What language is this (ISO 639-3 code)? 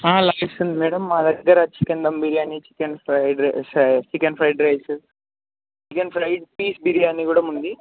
tel